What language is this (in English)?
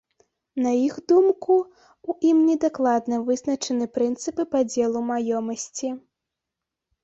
Belarusian